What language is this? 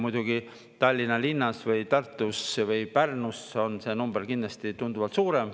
Estonian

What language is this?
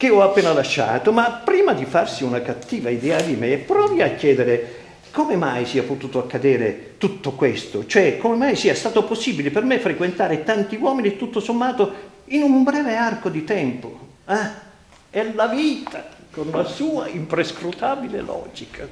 Italian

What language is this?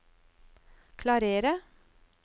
Norwegian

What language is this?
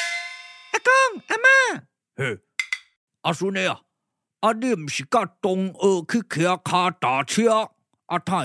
Chinese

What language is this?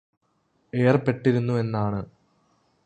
Malayalam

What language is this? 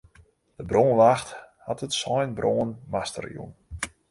Western Frisian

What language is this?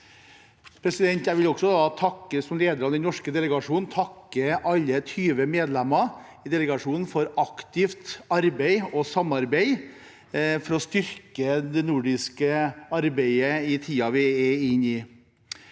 Norwegian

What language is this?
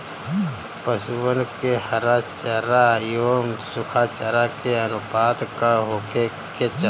Bhojpuri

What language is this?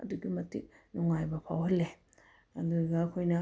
Manipuri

